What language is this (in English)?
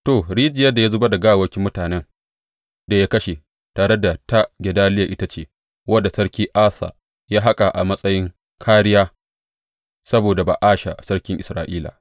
Hausa